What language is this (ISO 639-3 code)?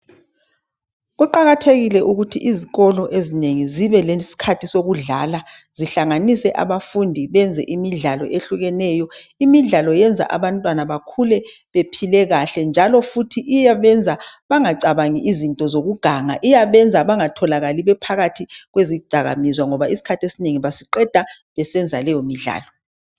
nde